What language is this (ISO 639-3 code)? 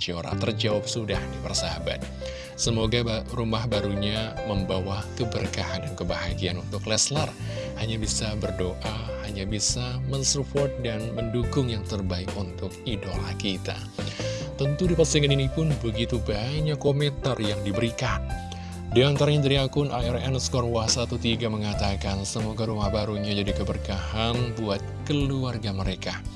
ind